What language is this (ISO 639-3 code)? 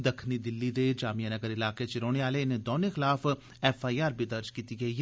doi